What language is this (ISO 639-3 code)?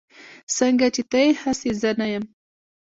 pus